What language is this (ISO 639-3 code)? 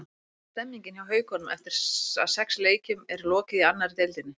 isl